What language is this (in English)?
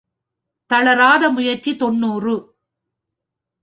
Tamil